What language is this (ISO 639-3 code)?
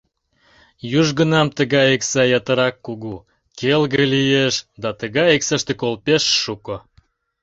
chm